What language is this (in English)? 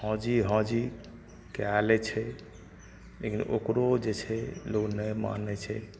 Maithili